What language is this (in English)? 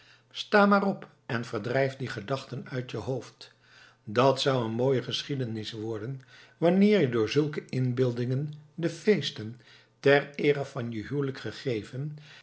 Dutch